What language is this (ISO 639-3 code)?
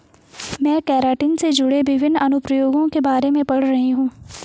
hin